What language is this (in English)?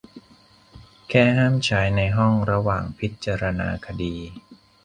Thai